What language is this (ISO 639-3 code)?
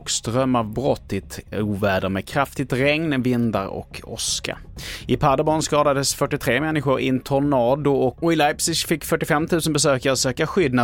swe